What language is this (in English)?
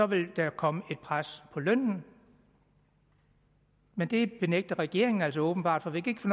Danish